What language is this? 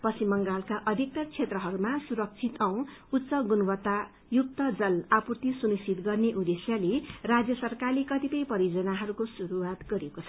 Nepali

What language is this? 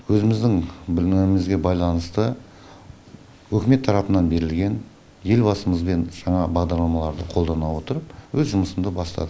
Kazakh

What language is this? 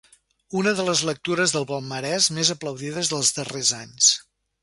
Catalan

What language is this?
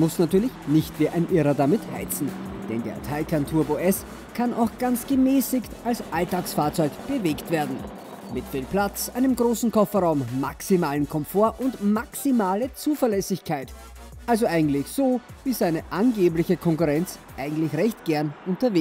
German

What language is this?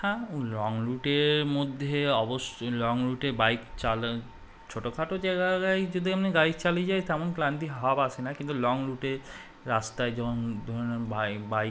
Bangla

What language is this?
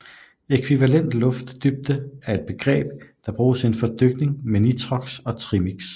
Danish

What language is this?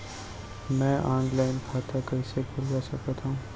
Chhattisgarhi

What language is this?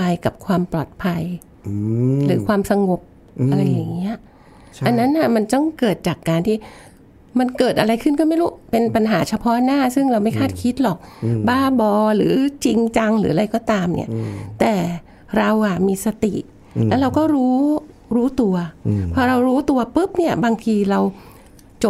Thai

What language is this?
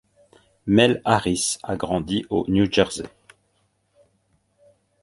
French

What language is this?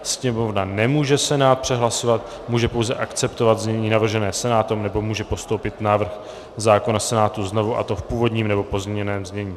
Czech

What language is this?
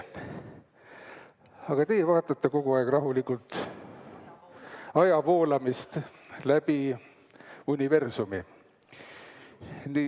Estonian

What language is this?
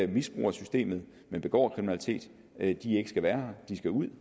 Danish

